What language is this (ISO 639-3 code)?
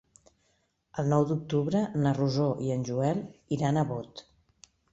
cat